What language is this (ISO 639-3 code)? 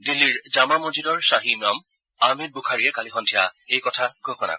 asm